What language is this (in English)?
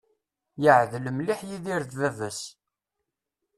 Kabyle